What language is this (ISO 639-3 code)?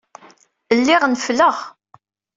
kab